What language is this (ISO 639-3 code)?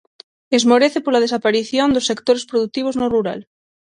glg